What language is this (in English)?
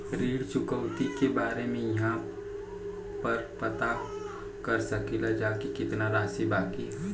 Bhojpuri